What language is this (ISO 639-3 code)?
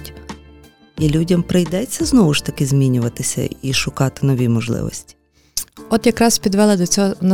ukr